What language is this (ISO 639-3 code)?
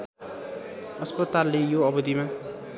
nep